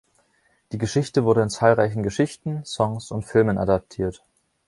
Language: German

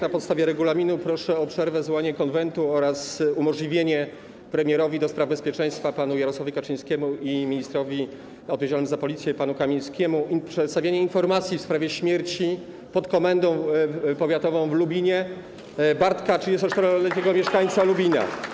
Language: Polish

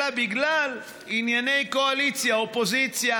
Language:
Hebrew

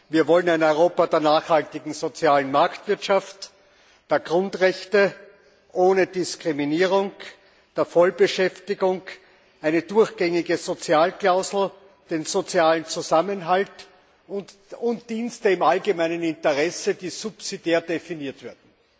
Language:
German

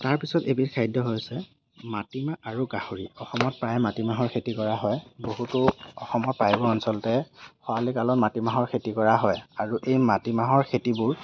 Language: Assamese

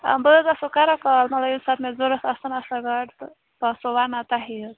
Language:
Kashmiri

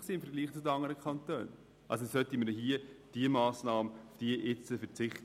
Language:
Swiss German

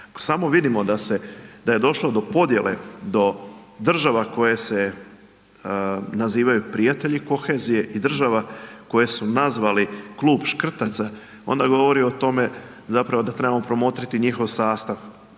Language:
Croatian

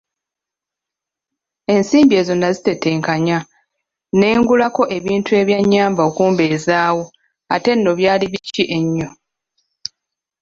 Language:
Ganda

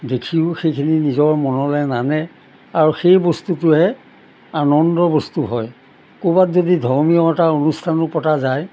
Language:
Assamese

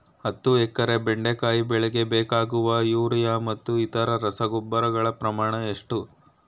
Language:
Kannada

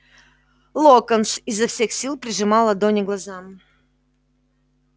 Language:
Russian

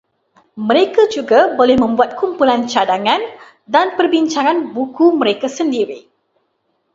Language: Malay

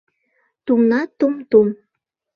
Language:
Mari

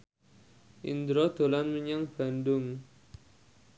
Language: Javanese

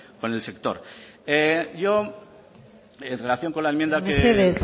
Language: Spanish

